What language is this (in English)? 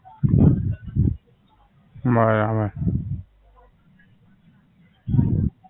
Gujarati